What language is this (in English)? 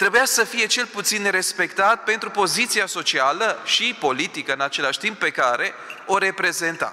Romanian